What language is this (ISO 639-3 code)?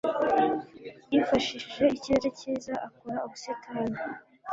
kin